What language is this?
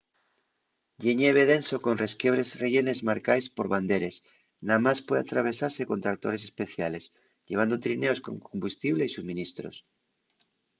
Asturian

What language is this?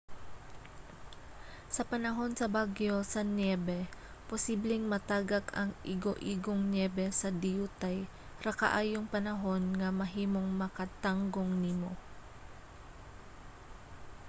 Cebuano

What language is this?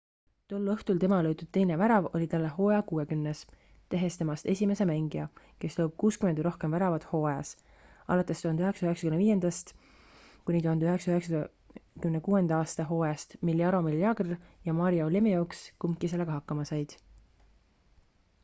Estonian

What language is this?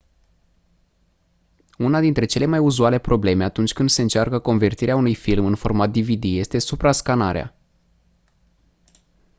Romanian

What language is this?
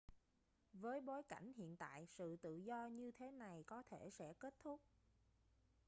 Vietnamese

